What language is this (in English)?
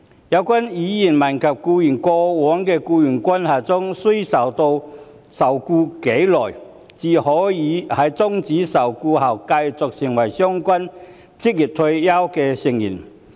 Cantonese